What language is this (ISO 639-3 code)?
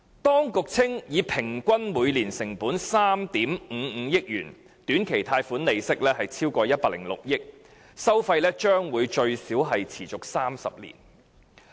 yue